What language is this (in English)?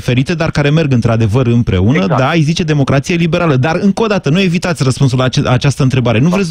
Romanian